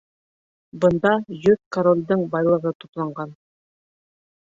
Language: Bashkir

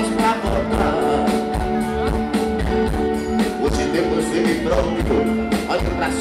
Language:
Greek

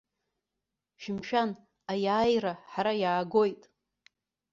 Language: Abkhazian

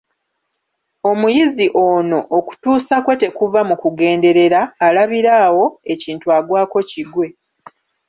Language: Ganda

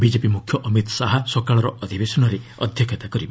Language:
Odia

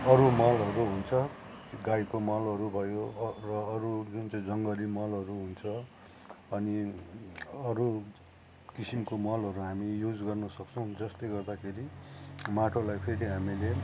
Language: Nepali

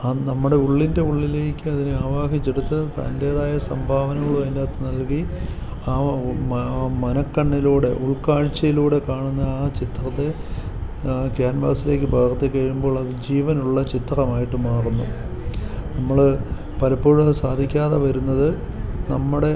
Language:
Malayalam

